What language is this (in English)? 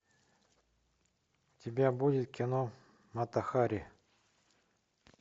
Russian